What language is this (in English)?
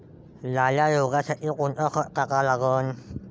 Marathi